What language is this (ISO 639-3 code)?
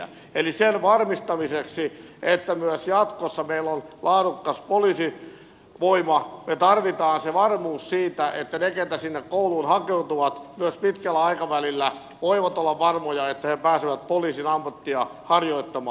fin